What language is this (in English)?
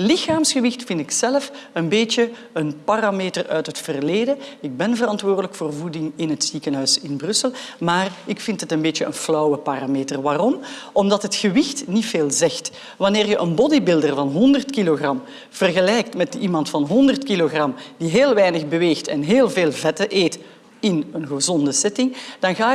Dutch